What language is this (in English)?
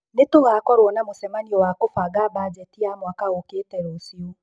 Kikuyu